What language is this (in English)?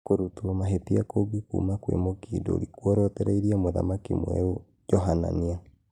Kikuyu